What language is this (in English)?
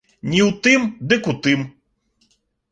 Belarusian